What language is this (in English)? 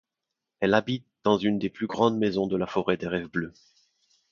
French